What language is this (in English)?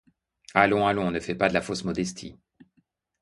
French